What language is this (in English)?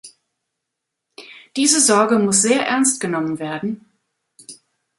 German